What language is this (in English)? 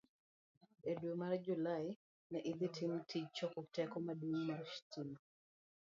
Luo (Kenya and Tanzania)